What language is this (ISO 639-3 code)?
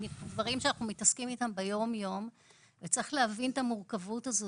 heb